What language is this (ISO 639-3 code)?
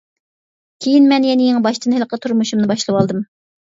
uig